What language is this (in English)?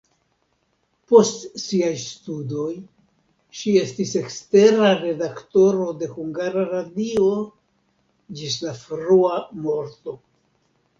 Esperanto